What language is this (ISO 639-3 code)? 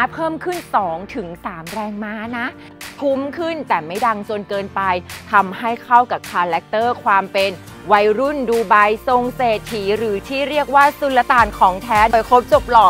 tha